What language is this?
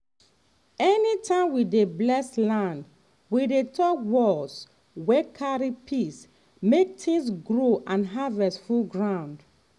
Nigerian Pidgin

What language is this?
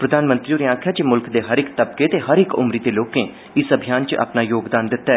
Dogri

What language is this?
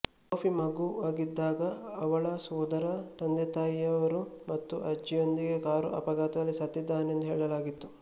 Kannada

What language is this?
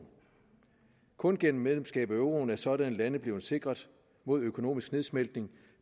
Danish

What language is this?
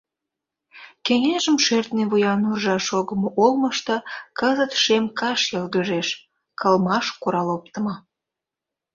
Mari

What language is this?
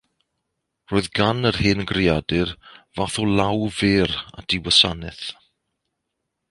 Welsh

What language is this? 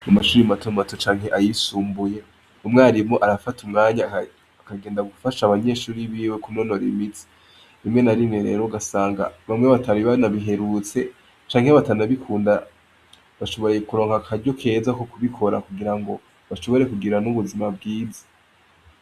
Rundi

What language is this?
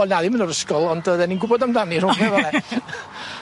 Welsh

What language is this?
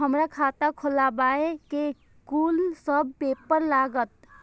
Maithili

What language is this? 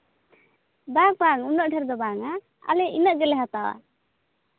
Santali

